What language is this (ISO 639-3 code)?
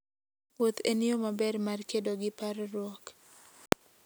luo